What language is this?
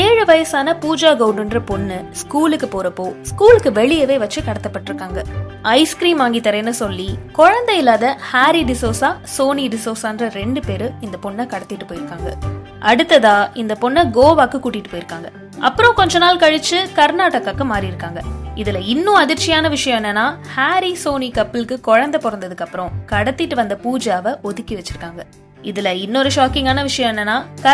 Turkish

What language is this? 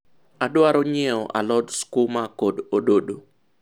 Luo (Kenya and Tanzania)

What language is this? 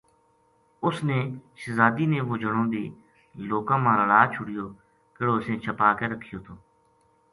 Gujari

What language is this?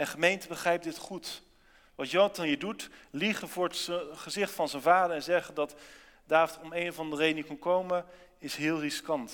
Dutch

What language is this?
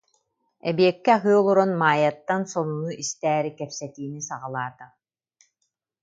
Yakut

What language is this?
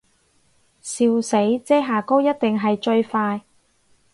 Cantonese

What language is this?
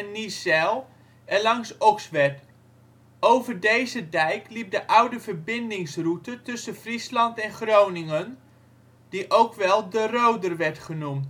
Dutch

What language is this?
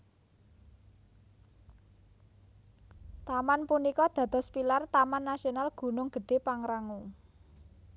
Javanese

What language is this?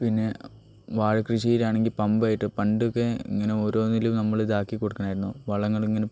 Malayalam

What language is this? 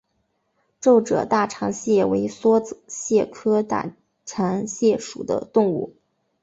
Chinese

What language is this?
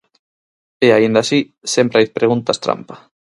Galician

